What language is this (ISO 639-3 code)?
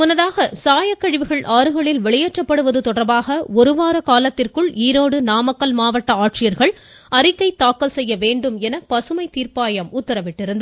tam